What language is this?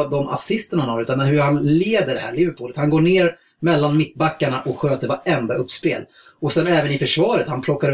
Swedish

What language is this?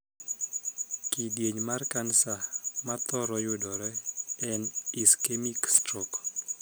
Luo (Kenya and Tanzania)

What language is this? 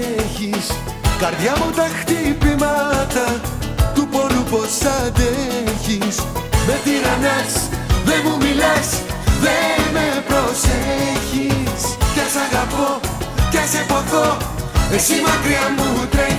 Greek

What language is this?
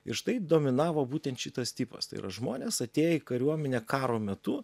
Lithuanian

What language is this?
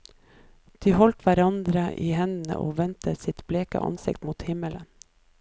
Norwegian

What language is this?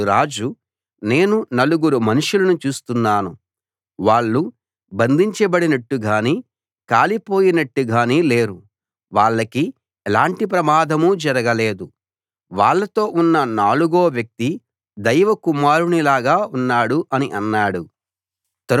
Telugu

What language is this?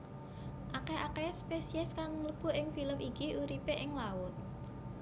Javanese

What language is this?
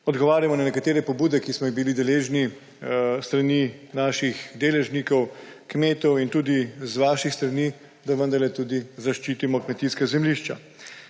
Slovenian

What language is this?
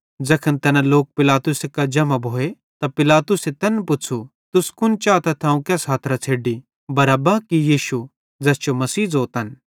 Bhadrawahi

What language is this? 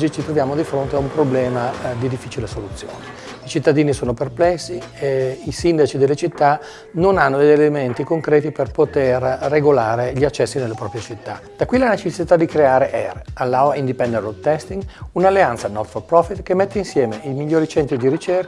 Italian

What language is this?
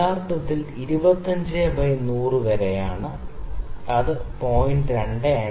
Malayalam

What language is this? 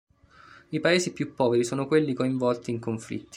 Italian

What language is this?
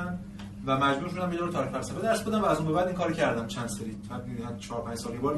Persian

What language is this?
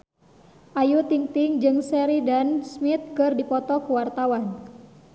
Sundanese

